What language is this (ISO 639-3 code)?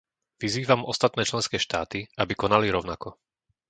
slk